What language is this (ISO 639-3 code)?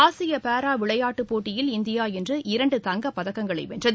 tam